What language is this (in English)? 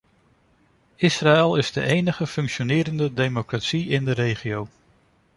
Dutch